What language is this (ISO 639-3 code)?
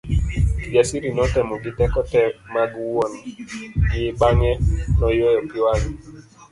luo